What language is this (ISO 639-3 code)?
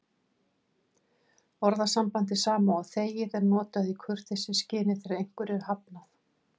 isl